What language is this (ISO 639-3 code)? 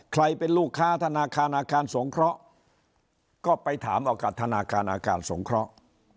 tha